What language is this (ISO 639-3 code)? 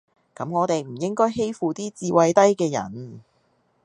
yue